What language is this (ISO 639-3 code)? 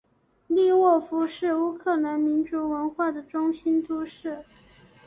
zho